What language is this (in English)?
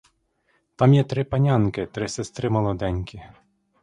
Ukrainian